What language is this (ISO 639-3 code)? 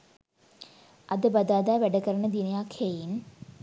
sin